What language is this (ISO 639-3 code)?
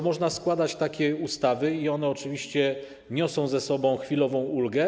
pol